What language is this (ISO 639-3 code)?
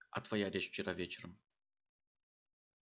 rus